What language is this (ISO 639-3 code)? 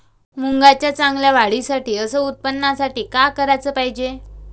mar